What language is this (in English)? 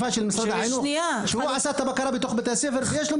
Hebrew